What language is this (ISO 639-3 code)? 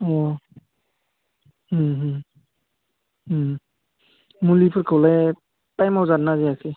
brx